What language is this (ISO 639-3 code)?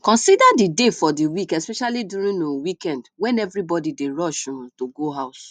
pcm